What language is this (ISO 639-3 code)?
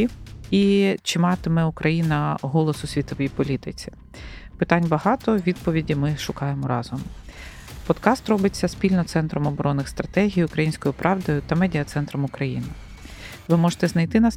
ukr